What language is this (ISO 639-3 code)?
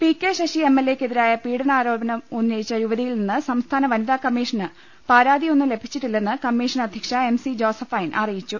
mal